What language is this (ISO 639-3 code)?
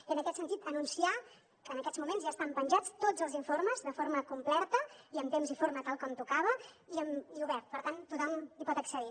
cat